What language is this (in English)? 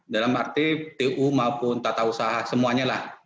Indonesian